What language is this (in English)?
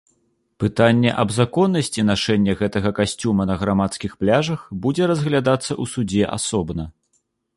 Belarusian